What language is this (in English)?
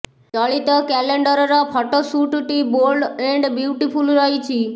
Odia